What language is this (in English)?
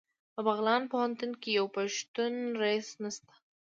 Pashto